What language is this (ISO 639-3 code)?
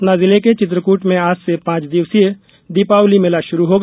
hin